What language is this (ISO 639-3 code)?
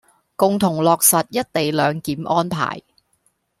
yue